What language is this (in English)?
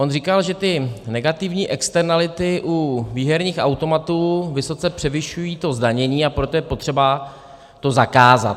Czech